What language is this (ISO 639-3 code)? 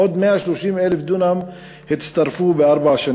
heb